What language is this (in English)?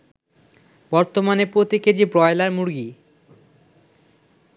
Bangla